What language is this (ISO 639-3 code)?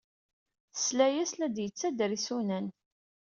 kab